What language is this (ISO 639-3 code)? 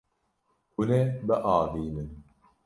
kur